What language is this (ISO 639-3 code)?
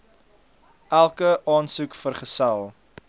afr